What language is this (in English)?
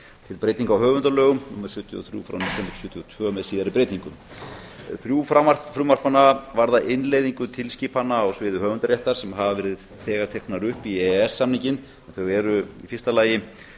Icelandic